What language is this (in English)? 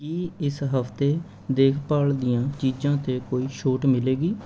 Punjabi